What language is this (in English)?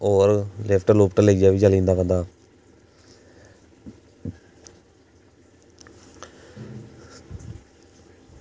Dogri